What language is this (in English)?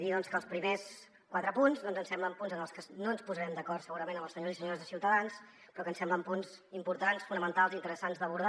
Catalan